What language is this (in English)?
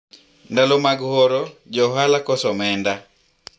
Luo (Kenya and Tanzania)